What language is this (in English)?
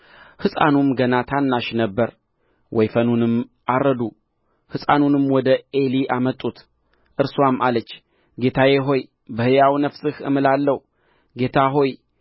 Amharic